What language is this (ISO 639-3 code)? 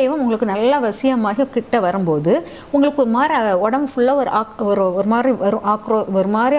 ara